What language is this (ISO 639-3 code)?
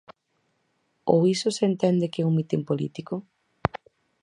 glg